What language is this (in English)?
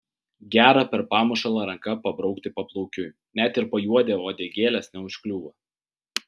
Lithuanian